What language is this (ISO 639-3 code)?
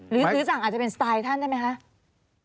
tha